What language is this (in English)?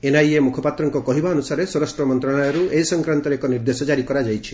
Odia